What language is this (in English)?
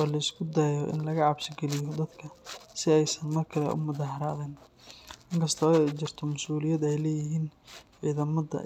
Somali